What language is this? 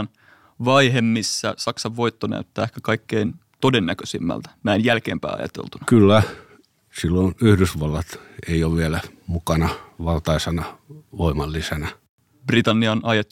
Finnish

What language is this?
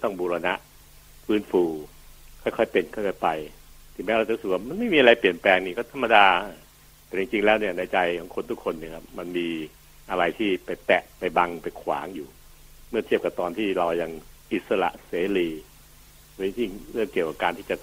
Thai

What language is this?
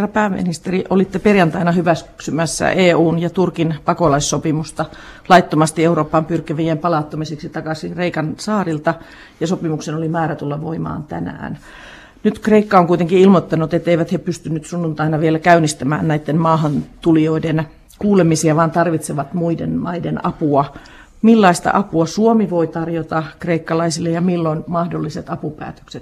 Finnish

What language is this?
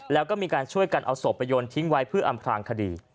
Thai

